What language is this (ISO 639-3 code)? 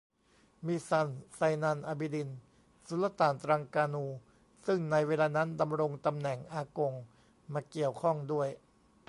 tha